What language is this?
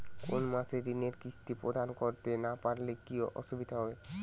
Bangla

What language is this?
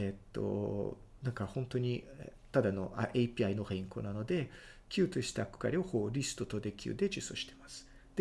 Japanese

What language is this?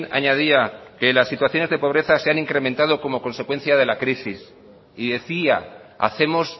Spanish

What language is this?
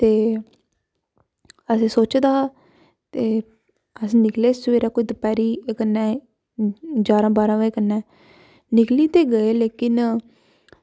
Dogri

